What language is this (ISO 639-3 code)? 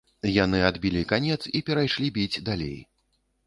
bel